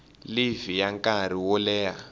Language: Tsonga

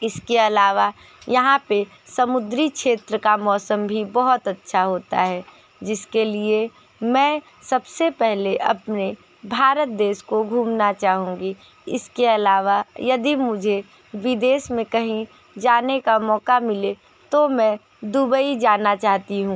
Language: Hindi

